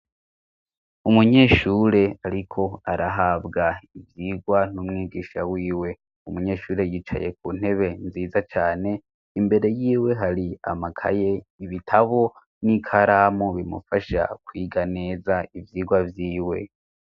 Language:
Rundi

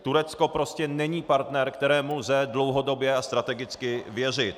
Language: Czech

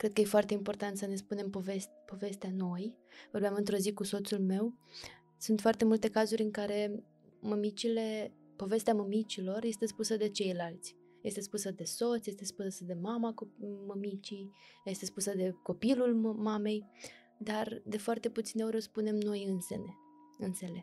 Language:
Romanian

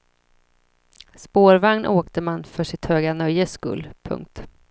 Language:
Swedish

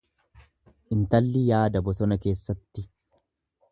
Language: Oromo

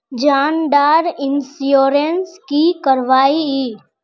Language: Magahi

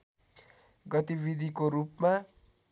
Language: Nepali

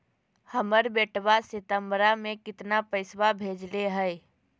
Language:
Magahi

